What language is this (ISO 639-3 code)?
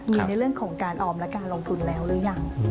tha